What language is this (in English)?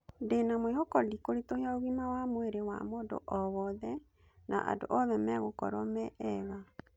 Kikuyu